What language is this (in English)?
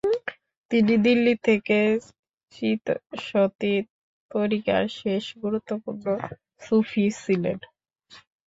Bangla